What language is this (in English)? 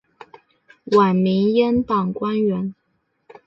Chinese